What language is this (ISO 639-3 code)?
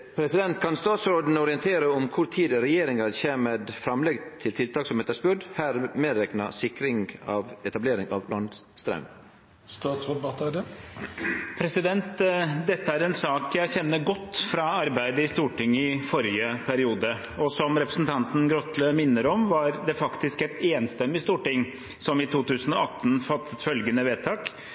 nor